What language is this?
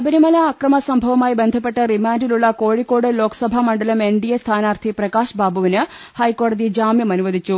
Malayalam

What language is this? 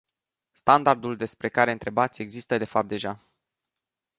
Romanian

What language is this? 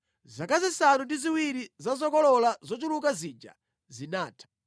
Nyanja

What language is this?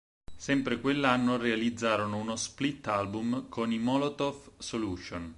Italian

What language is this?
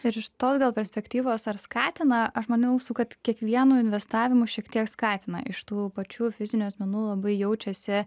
Lithuanian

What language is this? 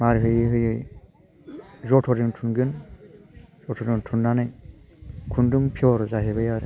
Bodo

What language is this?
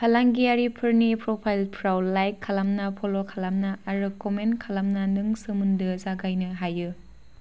Bodo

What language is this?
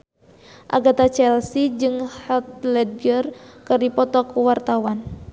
Sundanese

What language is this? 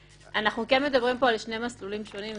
Hebrew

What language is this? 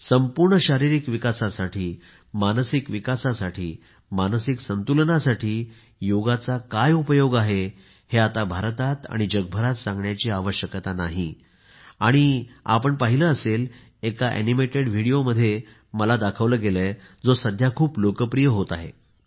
Marathi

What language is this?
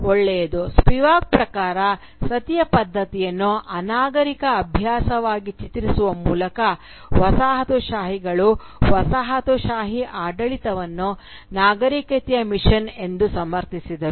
Kannada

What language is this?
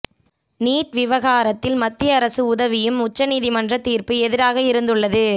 Tamil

